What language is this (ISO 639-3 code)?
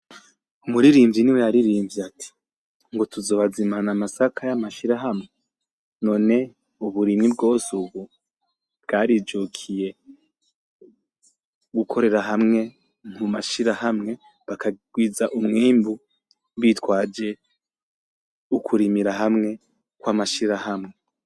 run